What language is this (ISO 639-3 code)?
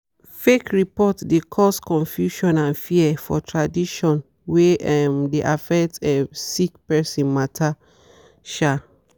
pcm